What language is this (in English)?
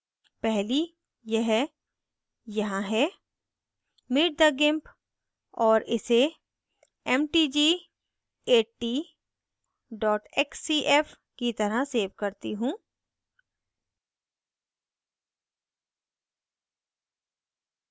Hindi